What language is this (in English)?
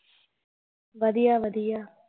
Punjabi